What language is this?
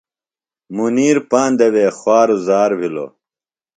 Phalura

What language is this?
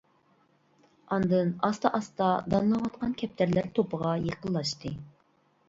Uyghur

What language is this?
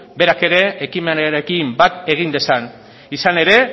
Basque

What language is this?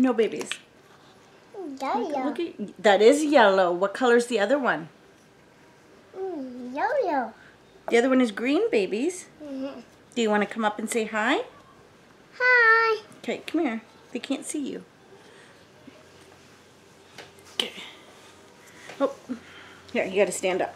English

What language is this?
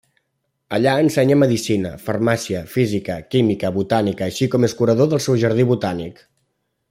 Catalan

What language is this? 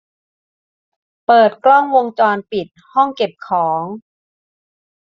Thai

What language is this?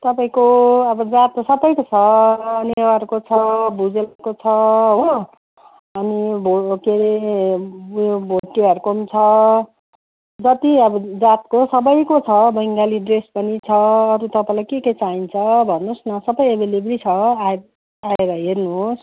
Nepali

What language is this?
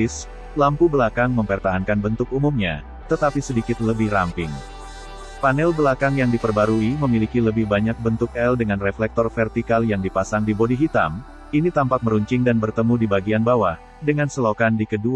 Indonesian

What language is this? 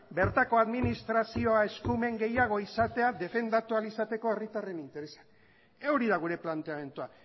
Basque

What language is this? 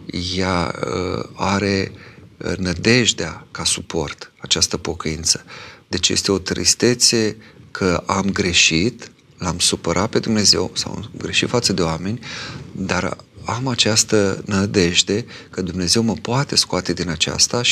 Romanian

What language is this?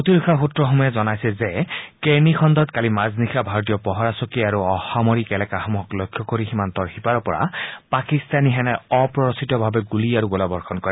Assamese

